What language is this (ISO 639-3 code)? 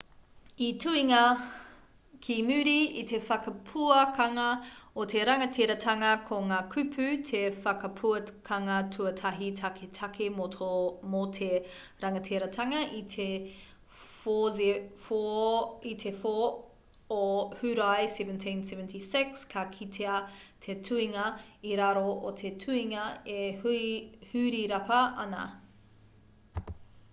mri